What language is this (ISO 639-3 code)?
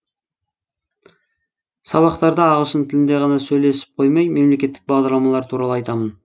kaz